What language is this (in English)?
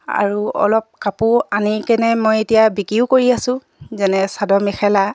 Assamese